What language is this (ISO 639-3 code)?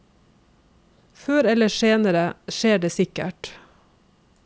nor